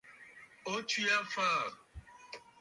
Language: Bafut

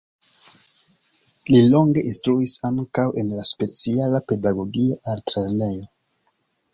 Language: Esperanto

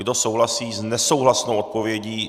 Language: Czech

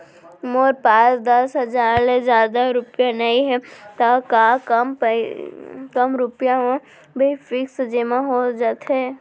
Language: Chhattisgarhi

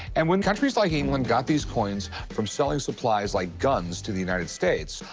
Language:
English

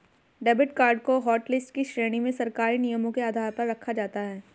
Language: Hindi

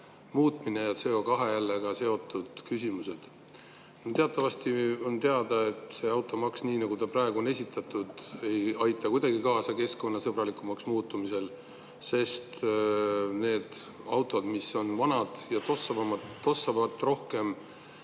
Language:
Estonian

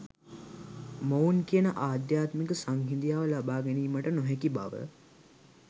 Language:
Sinhala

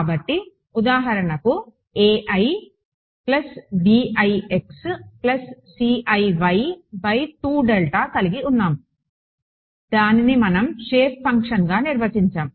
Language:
Telugu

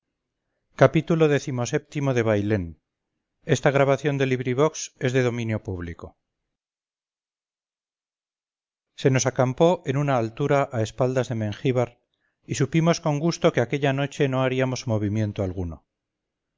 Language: Spanish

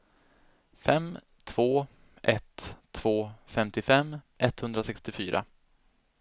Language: Swedish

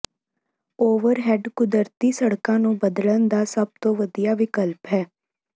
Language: Punjabi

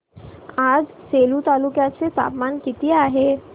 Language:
Marathi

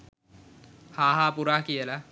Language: Sinhala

